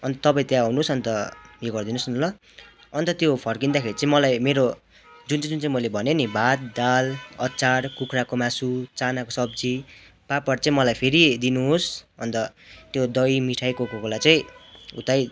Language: Nepali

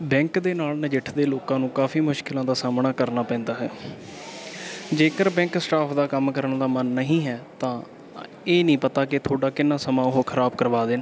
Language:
Punjabi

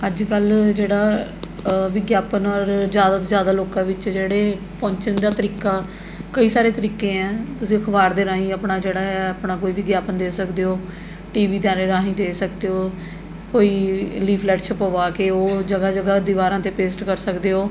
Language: Punjabi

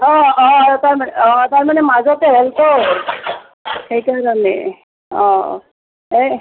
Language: Assamese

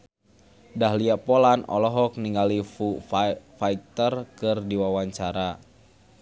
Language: Sundanese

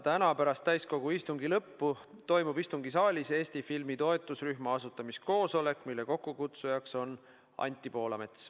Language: Estonian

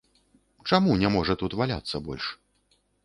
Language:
Belarusian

